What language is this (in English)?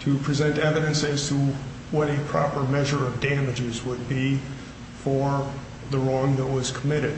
English